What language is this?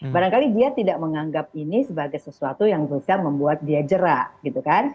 Indonesian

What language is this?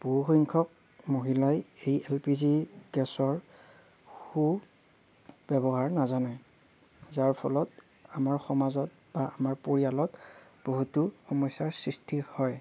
Assamese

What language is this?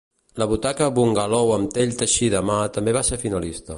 Catalan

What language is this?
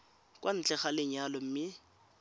Tswana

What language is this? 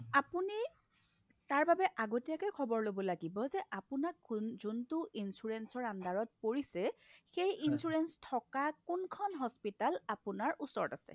Assamese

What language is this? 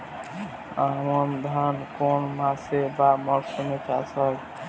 Bangla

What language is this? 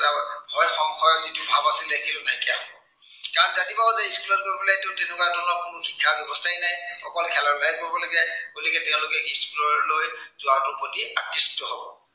Assamese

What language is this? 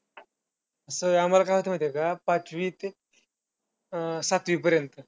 Marathi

